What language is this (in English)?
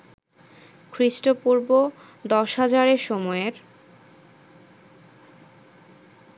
Bangla